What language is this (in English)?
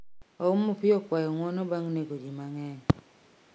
Luo (Kenya and Tanzania)